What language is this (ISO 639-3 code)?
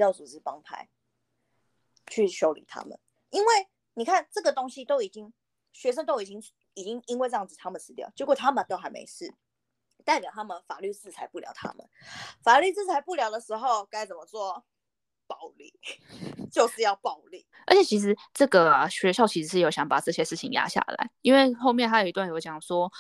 zho